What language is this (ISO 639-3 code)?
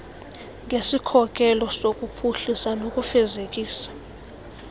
xho